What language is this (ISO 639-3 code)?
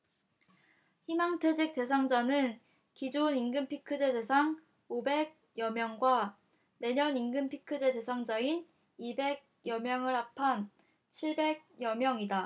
kor